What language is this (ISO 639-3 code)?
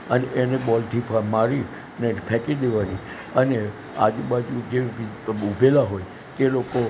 guj